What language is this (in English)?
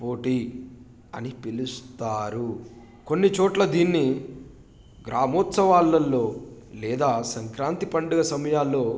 Telugu